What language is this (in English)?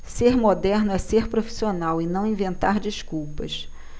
Portuguese